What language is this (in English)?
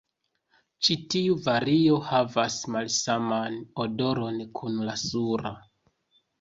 Esperanto